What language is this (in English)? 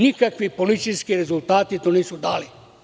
Serbian